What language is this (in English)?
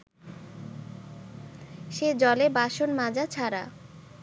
Bangla